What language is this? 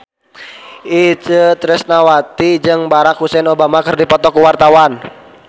Sundanese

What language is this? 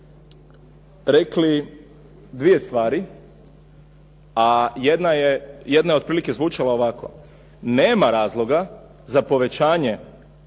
Croatian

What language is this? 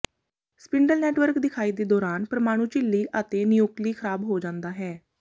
Punjabi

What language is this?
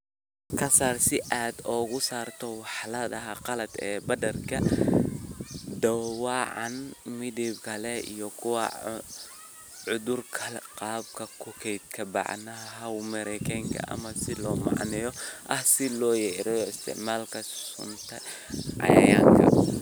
Somali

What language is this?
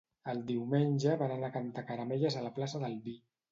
Catalan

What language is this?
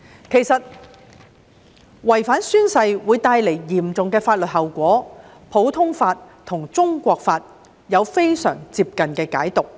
Cantonese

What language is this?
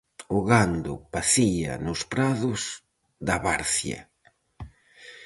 Galician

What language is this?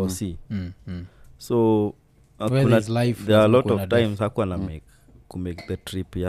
Swahili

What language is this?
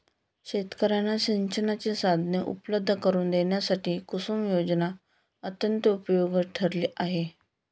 Marathi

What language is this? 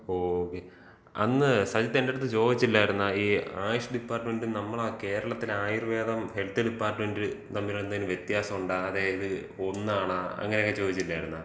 Malayalam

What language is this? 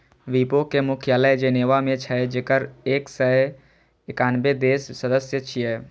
Maithili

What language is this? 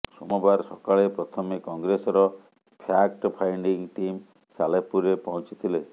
Odia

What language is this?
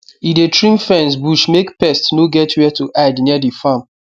Nigerian Pidgin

